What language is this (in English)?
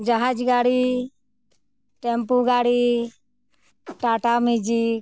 Santali